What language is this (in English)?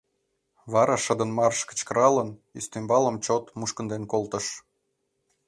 Mari